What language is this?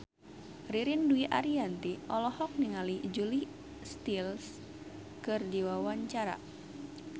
Sundanese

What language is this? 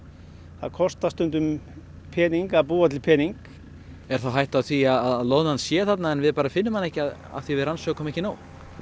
Icelandic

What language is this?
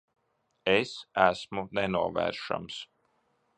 Latvian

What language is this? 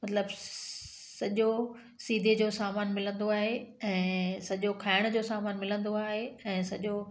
Sindhi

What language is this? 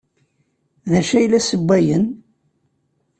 Kabyle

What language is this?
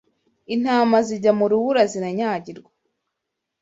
Kinyarwanda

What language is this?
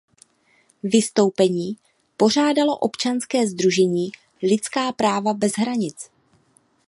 Czech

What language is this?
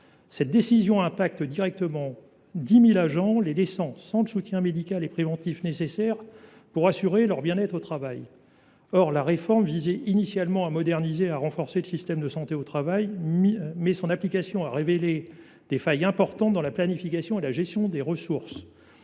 French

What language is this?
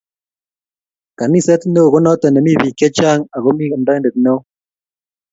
Kalenjin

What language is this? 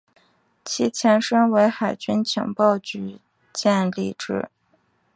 Chinese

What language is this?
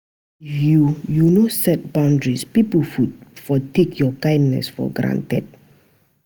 Nigerian Pidgin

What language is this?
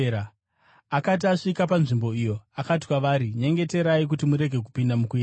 Shona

